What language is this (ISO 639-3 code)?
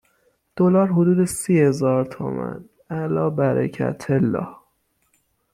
fas